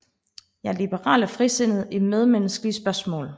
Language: Danish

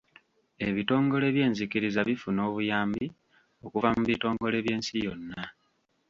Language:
Ganda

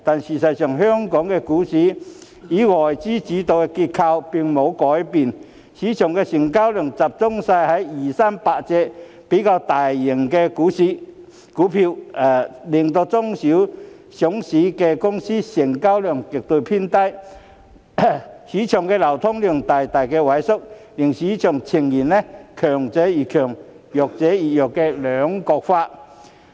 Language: Cantonese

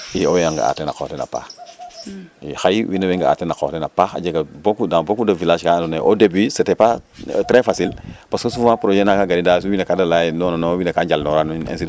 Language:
Serer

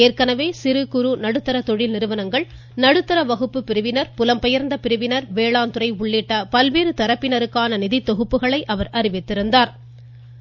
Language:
Tamil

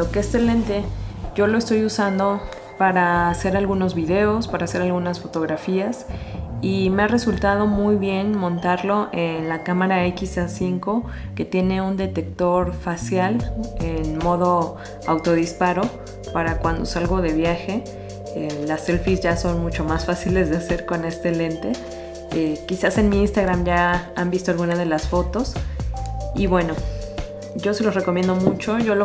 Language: Spanish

